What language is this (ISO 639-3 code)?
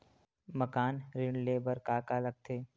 hne